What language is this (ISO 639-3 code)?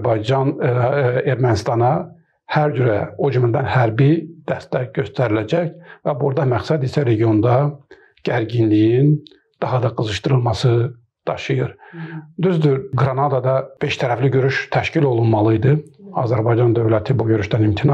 tur